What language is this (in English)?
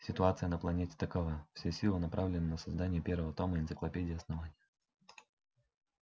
Russian